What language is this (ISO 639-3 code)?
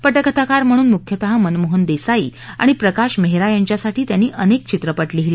mar